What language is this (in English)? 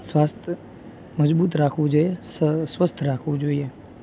Gujarati